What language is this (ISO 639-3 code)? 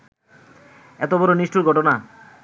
ben